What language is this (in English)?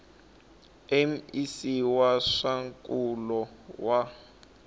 Tsonga